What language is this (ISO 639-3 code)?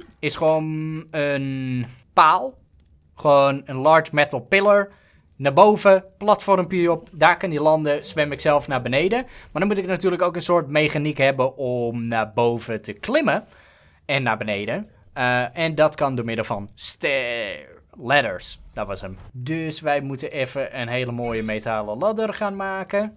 nld